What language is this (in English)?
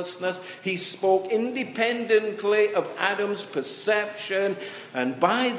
English